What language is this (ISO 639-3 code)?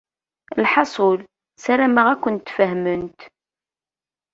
kab